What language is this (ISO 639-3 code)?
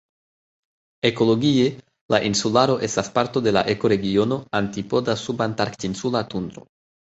epo